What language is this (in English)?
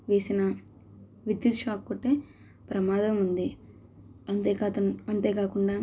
Telugu